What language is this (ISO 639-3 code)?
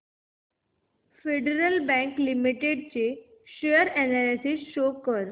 mar